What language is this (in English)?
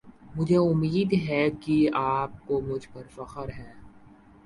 Urdu